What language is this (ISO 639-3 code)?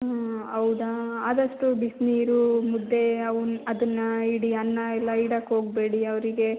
kan